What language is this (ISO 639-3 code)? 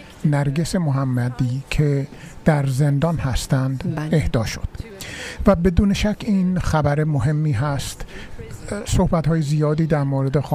fas